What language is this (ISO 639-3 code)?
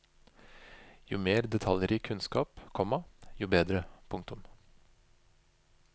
nor